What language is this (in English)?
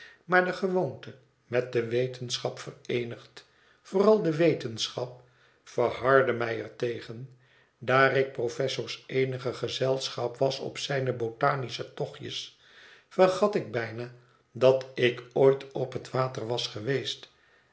Dutch